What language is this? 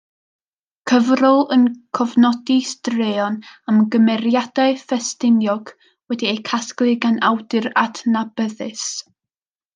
Welsh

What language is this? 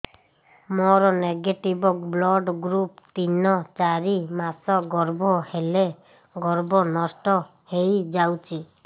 Odia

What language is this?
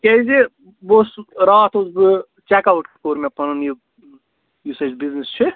Kashmiri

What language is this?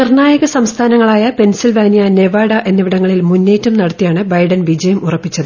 Malayalam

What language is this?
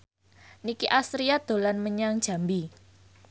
Javanese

